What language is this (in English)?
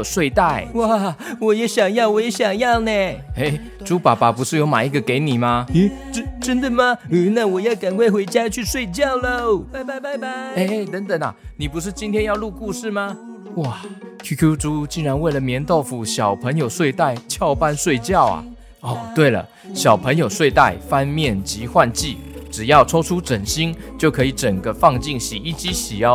Chinese